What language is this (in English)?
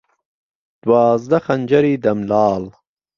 Central Kurdish